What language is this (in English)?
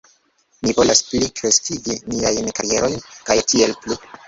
Esperanto